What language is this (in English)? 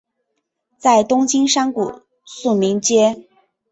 Chinese